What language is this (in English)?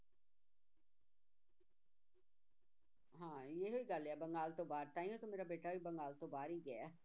Punjabi